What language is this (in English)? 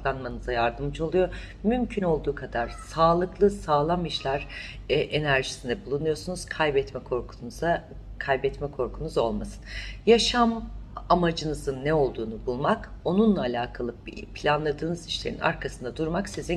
Turkish